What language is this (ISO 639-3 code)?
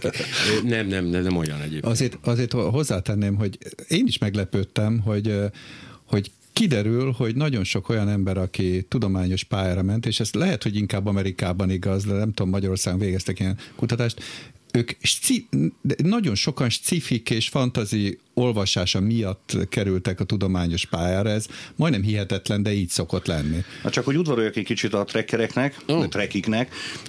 hun